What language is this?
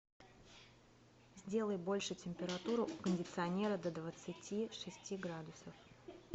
Russian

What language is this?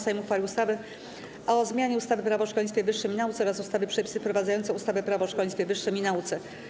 Polish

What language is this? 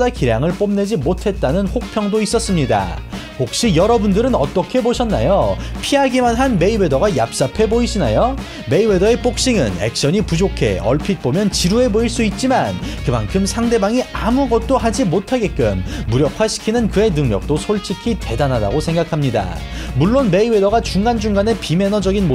Korean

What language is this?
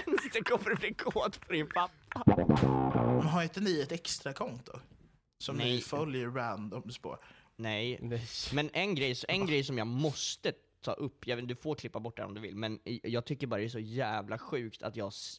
Swedish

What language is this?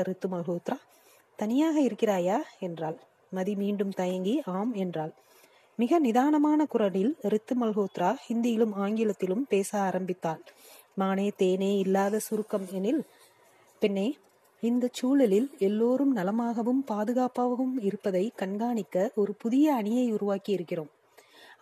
Tamil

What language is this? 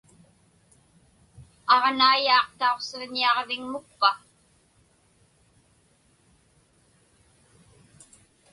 Inupiaq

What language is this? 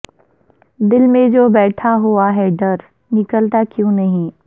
Urdu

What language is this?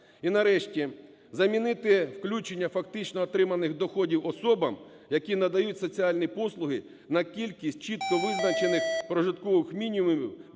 Ukrainian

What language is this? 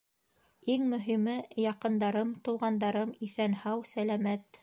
Bashkir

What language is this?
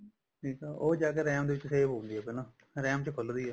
Punjabi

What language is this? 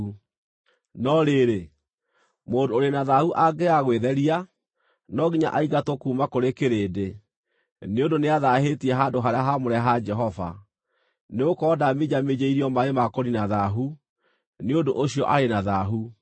Kikuyu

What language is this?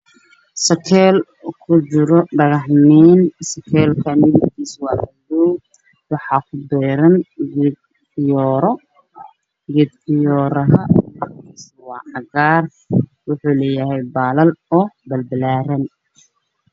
Somali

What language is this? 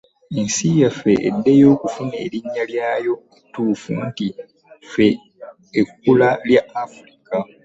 Ganda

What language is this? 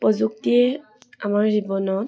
Assamese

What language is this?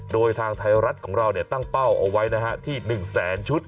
Thai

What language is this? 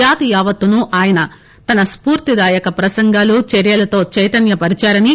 Telugu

